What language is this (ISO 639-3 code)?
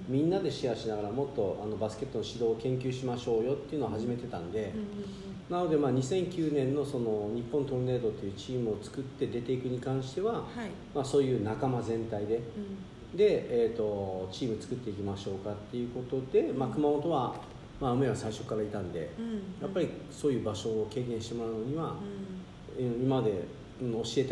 jpn